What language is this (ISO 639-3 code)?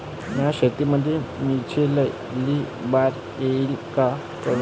mar